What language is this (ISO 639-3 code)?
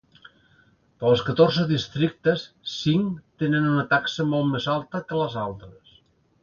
cat